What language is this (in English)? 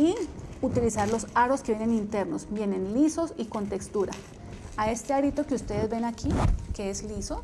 Spanish